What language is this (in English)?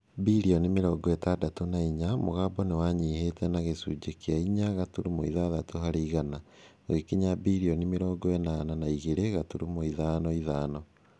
Kikuyu